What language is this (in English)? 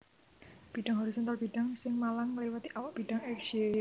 Javanese